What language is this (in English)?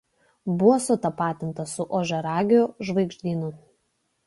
Lithuanian